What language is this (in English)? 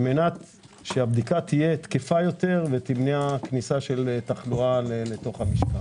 Hebrew